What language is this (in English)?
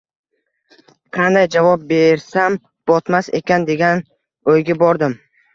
Uzbek